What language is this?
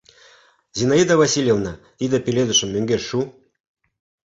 Mari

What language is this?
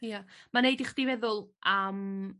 Welsh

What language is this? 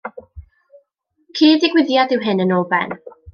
Welsh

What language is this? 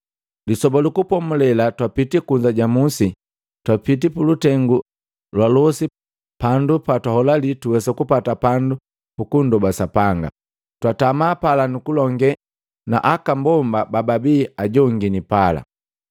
Matengo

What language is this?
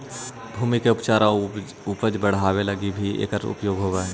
Magahi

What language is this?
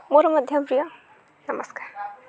Odia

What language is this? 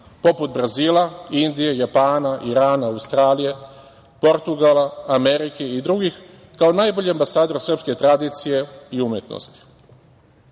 Serbian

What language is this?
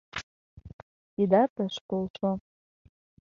Mari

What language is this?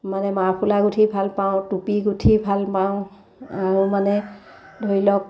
Assamese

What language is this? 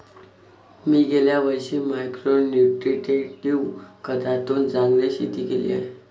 Marathi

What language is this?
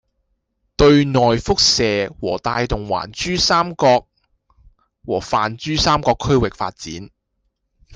Cantonese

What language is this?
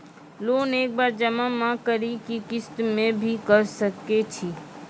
Maithili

